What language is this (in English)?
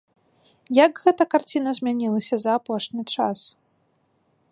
Belarusian